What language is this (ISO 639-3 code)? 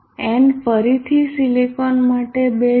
guj